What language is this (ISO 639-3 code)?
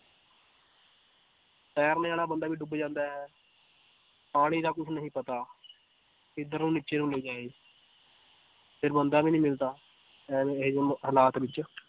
pan